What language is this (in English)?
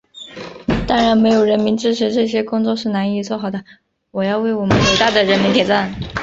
Chinese